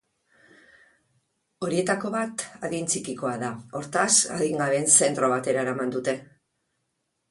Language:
Basque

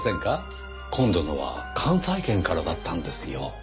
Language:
Japanese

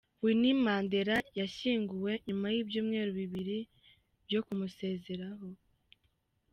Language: Kinyarwanda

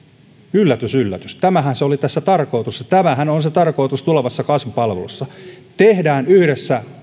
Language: Finnish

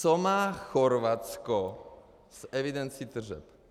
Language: Czech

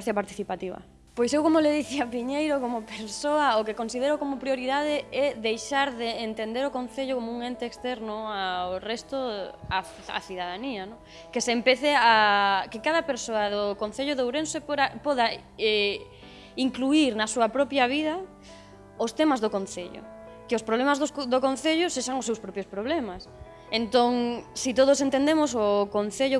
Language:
Galician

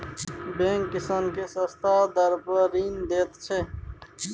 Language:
Maithili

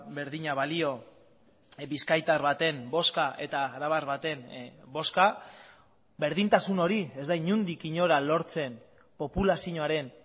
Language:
Basque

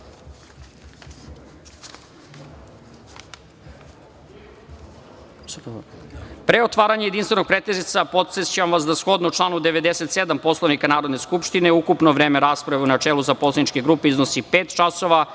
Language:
Serbian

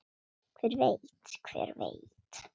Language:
Icelandic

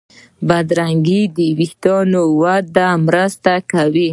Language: Pashto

